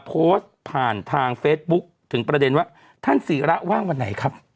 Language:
Thai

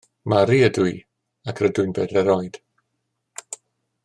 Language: Welsh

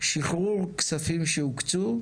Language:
Hebrew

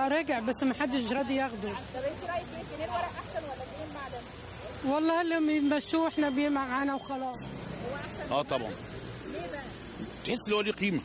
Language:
Arabic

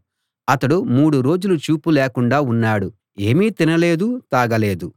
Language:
Telugu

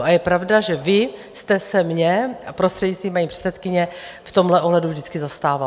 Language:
Czech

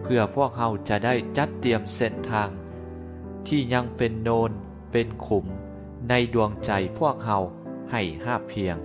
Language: Thai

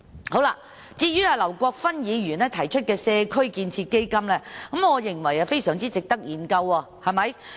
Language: Cantonese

